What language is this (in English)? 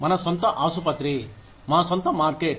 Telugu